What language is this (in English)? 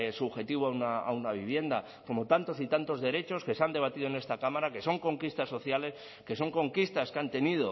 Spanish